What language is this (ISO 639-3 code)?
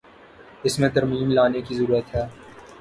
urd